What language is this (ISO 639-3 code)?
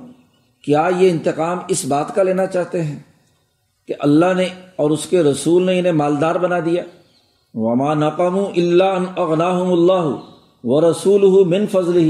urd